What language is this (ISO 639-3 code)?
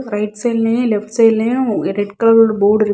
tam